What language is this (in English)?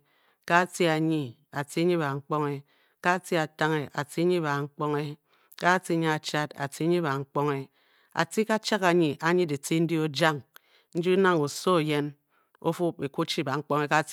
Bokyi